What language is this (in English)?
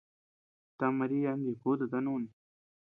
Tepeuxila Cuicatec